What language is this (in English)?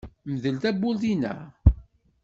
Kabyle